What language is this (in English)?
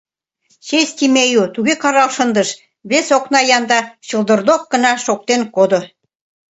Mari